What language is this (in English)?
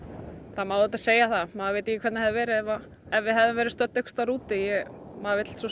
Icelandic